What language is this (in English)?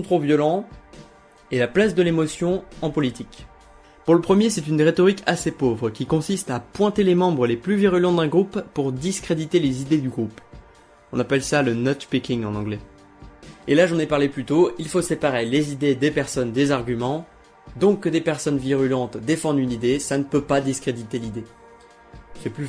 French